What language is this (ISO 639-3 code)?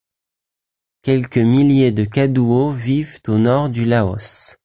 fra